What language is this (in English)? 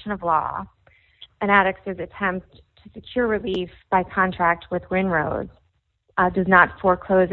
English